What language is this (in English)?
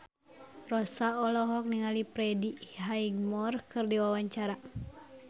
Sundanese